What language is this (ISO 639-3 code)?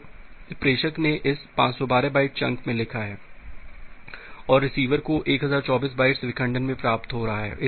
hin